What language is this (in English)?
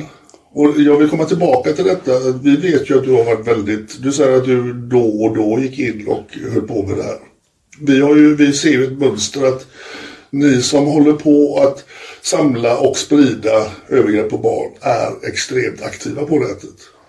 Swedish